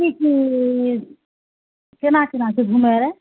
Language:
Maithili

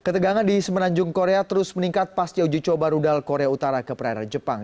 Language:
Indonesian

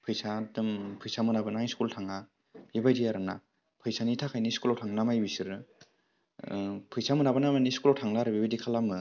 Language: Bodo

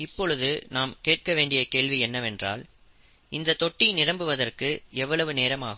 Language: Tamil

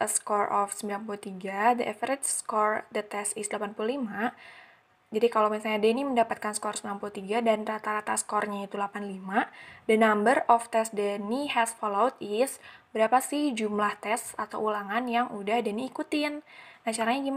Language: Indonesian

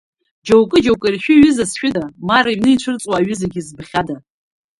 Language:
Abkhazian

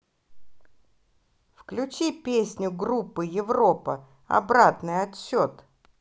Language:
Russian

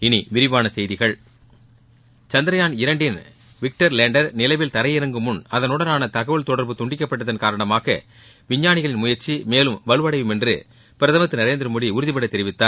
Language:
Tamil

